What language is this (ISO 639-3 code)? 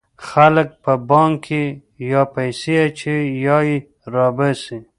pus